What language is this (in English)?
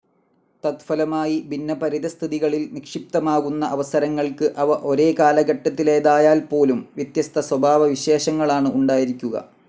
Malayalam